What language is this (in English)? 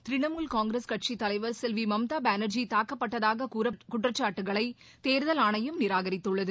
Tamil